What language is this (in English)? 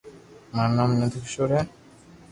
Loarki